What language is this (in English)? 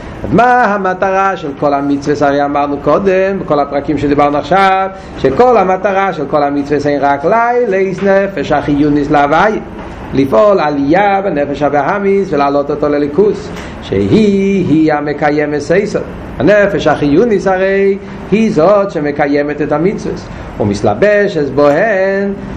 Hebrew